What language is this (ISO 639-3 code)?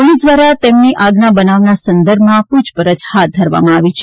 guj